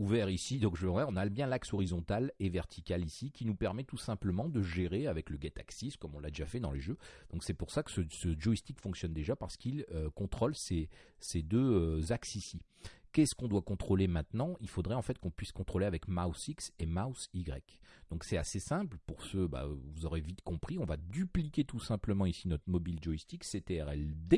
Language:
French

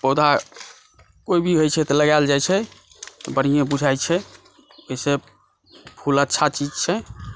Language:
Maithili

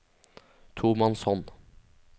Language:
Norwegian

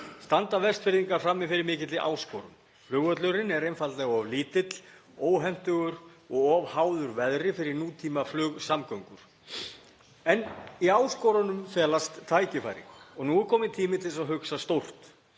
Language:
Icelandic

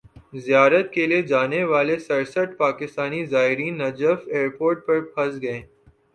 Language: Urdu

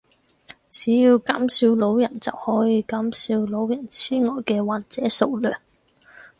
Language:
Cantonese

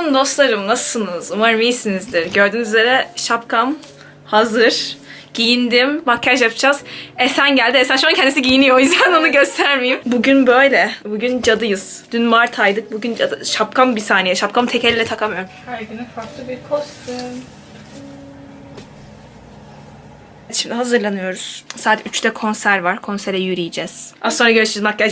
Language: Turkish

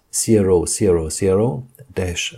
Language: German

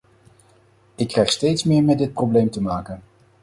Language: Dutch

